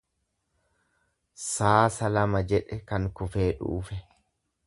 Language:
Oromo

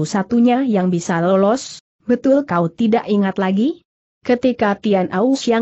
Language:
Indonesian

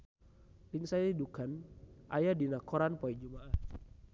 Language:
Sundanese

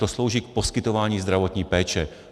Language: Czech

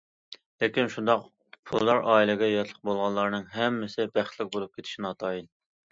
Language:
Uyghur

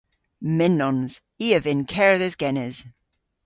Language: Cornish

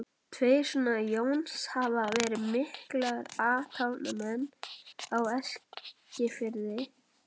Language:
Icelandic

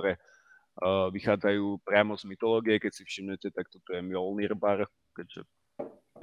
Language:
Slovak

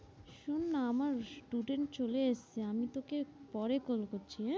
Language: Bangla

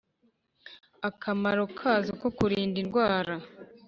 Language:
Kinyarwanda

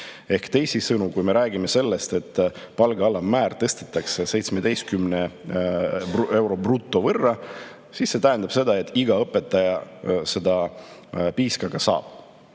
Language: Estonian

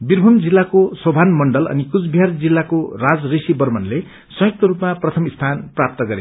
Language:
Nepali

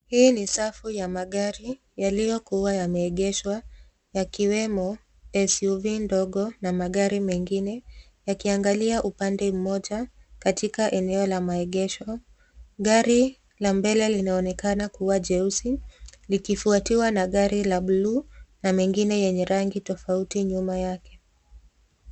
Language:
Swahili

